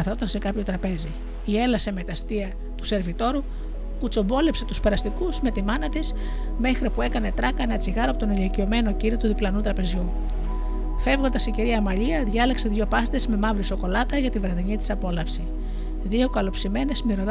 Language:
Greek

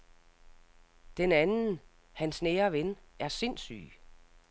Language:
Danish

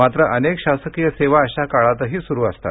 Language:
Marathi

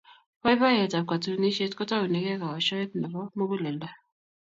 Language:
Kalenjin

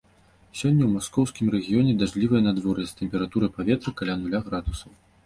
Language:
Belarusian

